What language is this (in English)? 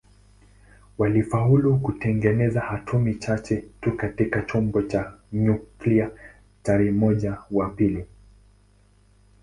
Swahili